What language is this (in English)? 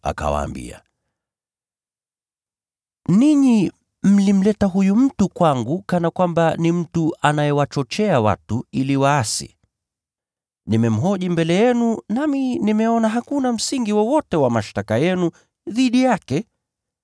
Swahili